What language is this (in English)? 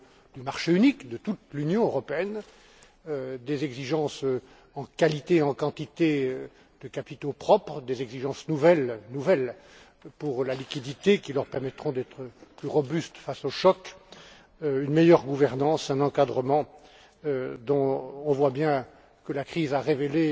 French